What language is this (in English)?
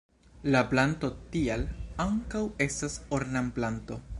Esperanto